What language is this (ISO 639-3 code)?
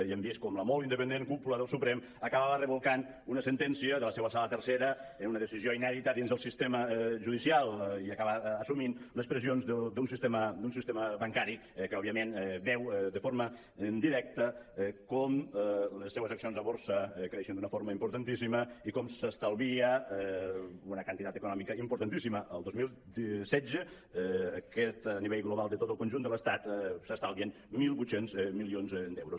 cat